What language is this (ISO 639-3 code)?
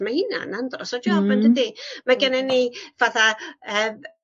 cym